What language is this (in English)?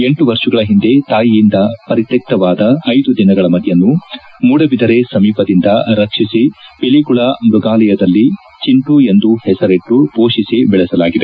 Kannada